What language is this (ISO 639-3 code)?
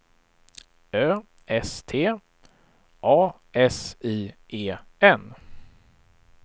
swe